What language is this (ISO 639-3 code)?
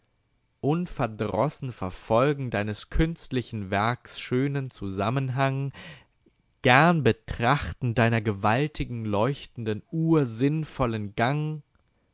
deu